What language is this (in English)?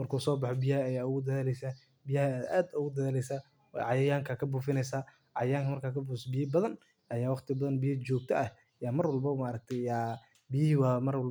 Somali